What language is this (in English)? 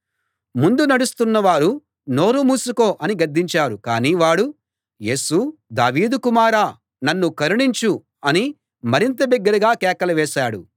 Telugu